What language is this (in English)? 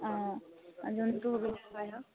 Assamese